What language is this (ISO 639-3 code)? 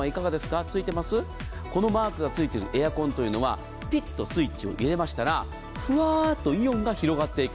jpn